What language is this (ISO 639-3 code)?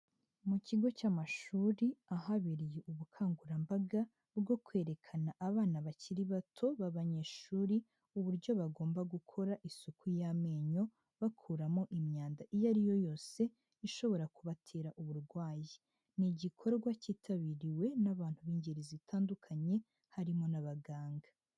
kin